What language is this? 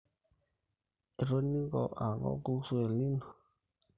Masai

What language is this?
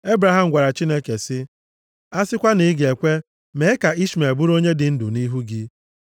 Igbo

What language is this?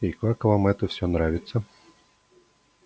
Russian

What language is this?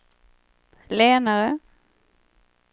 Swedish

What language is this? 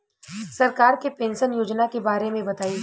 Bhojpuri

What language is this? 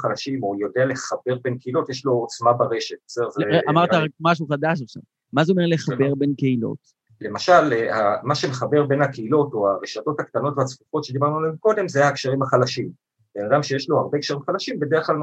Hebrew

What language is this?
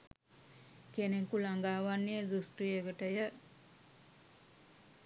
Sinhala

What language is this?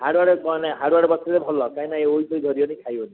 Odia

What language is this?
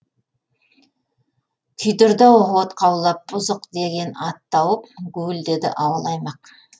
Kazakh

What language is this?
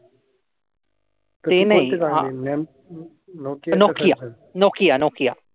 Marathi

